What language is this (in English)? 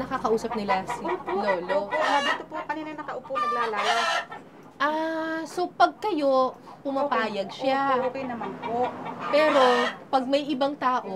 Filipino